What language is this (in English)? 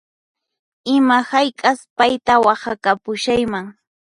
Puno Quechua